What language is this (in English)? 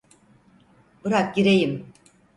Turkish